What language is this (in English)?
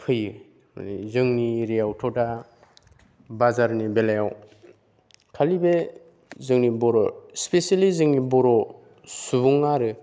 Bodo